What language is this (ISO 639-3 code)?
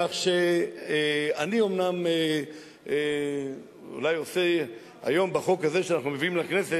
heb